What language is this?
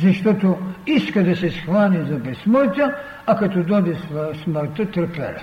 Bulgarian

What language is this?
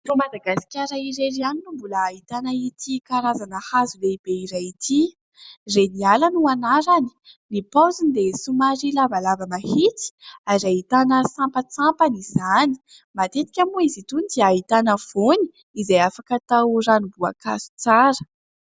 Malagasy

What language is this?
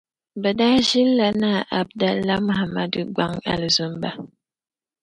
Dagbani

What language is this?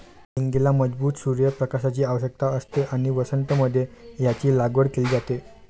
Marathi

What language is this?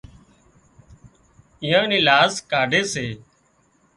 Wadiyara Koli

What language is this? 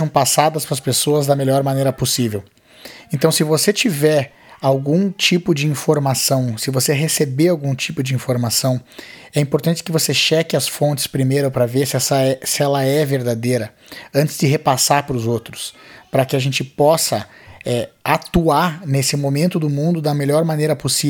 Portuguese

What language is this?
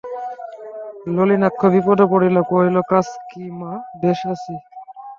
Bangla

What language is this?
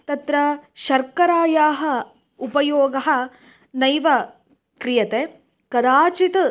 Sanskrit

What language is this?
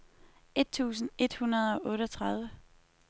Danish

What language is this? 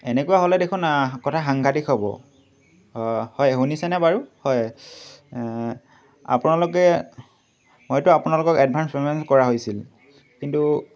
Assamese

